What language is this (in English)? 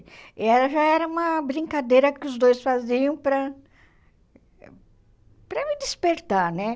Portuguese